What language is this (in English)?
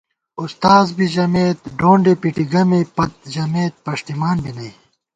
Gawar-Bati